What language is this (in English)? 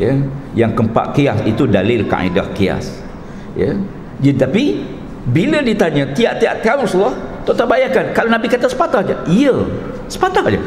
Malay